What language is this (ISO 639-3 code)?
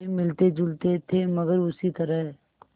hin